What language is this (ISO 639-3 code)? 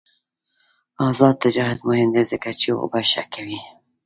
pus